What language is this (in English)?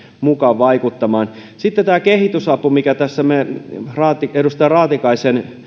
Finnish